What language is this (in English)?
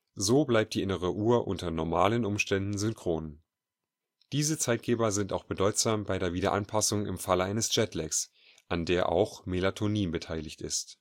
German